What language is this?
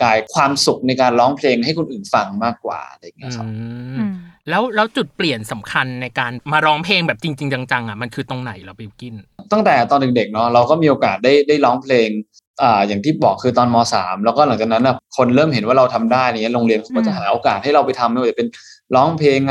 Thai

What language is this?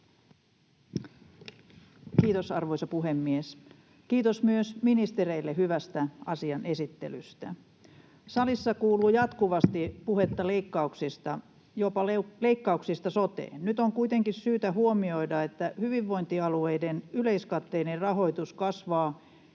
Finnish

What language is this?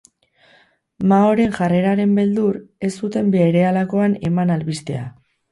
Basque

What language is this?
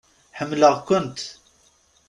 Kabyle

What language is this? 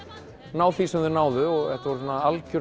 Icelandic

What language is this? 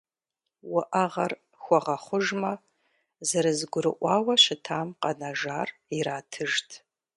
Kabardian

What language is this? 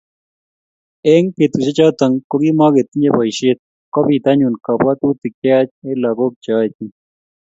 Kalenjin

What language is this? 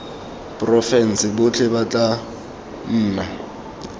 Tswana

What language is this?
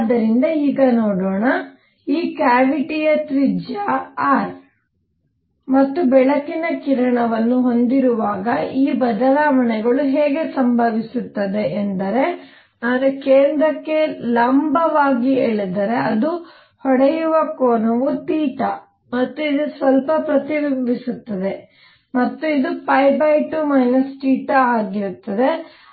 Kannada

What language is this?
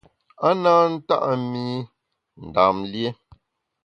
Bamun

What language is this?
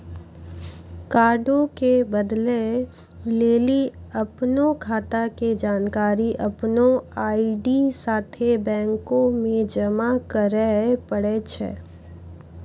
Maithili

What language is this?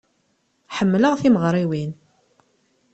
Kabyle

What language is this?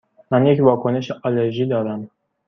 Persian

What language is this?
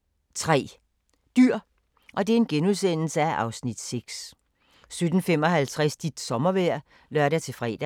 Danish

